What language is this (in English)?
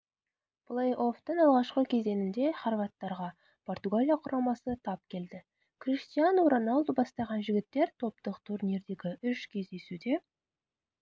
Kazakh